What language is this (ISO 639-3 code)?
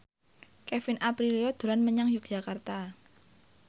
jav